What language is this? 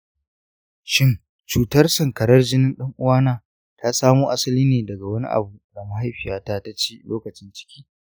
Hausa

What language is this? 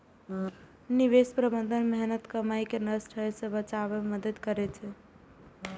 Maithili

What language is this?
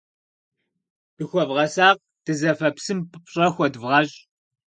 Kabardian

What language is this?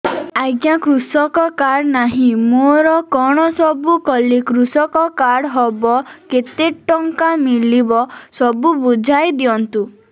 Odia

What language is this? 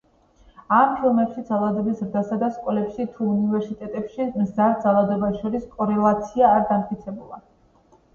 Georgian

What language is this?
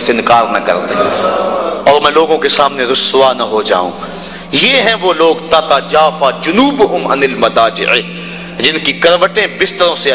Urdu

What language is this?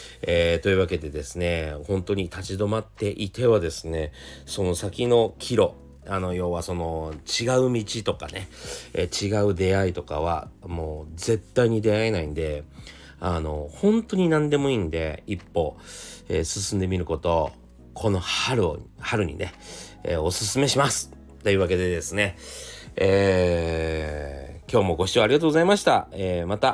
Japanese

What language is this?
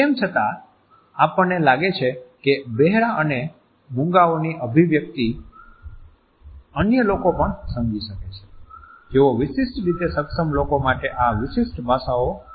Gujarati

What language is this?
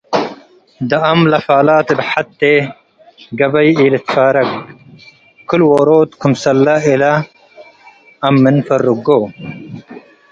Tigre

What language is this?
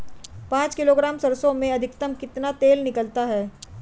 Hindi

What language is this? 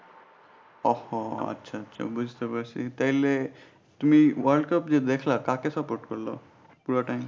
Bangla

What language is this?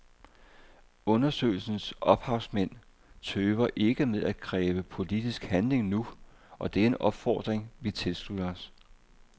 Danish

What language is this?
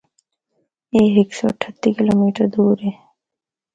Northern Hindko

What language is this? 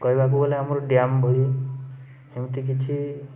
Odia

